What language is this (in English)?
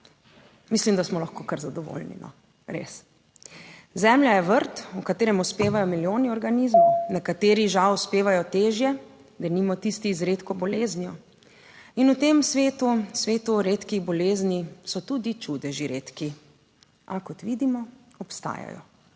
Slovenian